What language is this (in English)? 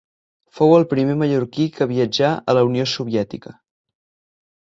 Catalan